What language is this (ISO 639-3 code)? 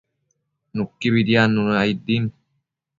mcf